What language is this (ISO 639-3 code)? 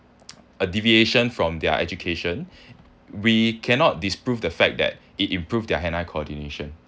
eng